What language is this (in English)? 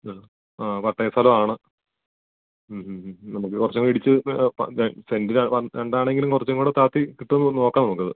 Malayalam